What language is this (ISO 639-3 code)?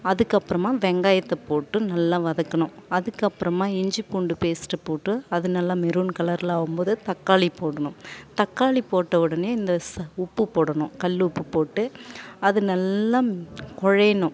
tam